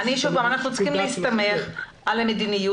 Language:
Hebrew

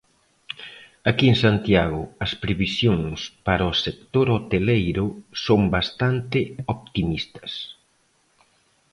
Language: Galician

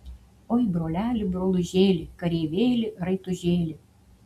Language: Lithuanian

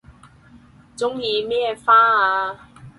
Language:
Cantonese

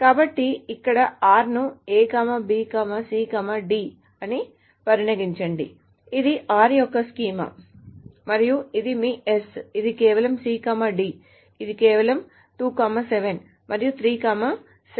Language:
Telugu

